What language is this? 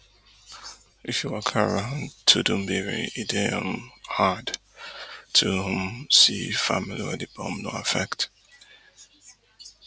Nigerian Pidgin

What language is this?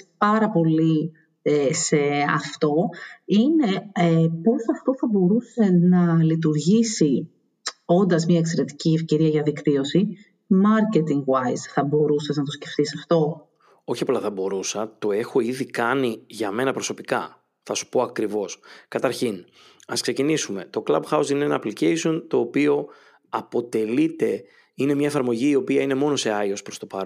Greek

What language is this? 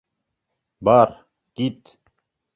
Bashkir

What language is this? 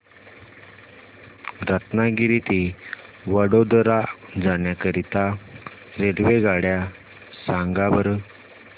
Marathi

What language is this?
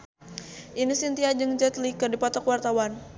Sundanese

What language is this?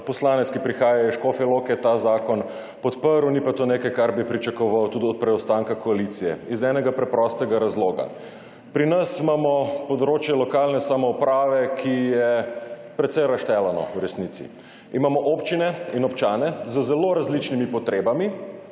Slovenian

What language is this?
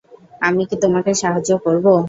Bangla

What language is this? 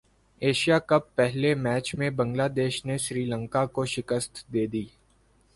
Urdu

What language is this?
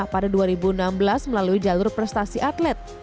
Indonesian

